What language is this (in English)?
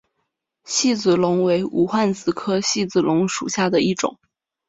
Chinese